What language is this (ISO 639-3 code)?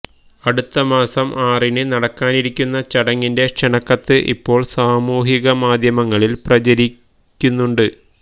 mal